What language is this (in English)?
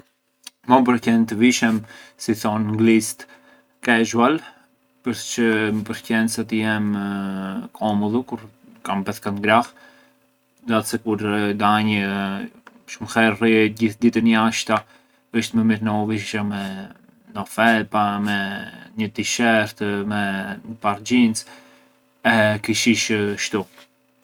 Arbëreshë Albanian